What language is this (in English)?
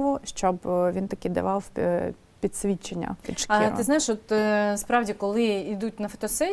Ukrainian